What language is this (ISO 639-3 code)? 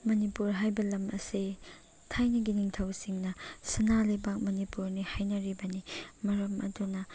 mni